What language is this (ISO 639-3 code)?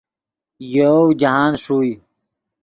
ydg